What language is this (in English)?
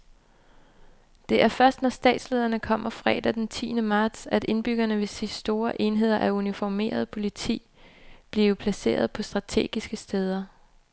Danish